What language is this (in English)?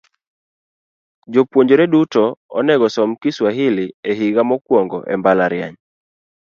Luo (Kenya and Tanzania)